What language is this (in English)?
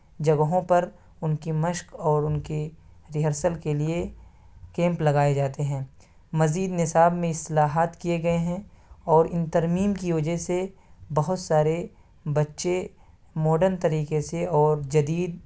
Urdu